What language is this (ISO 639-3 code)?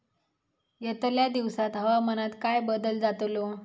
mar